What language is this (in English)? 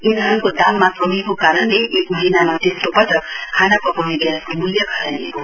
Nepali